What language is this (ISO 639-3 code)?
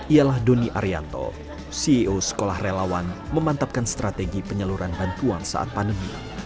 ind